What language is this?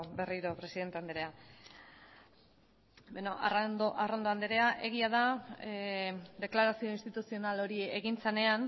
Basque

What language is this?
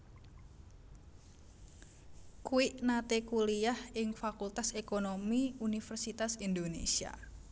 Javanese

